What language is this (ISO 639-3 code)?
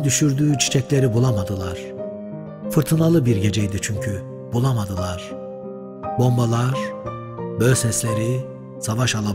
tur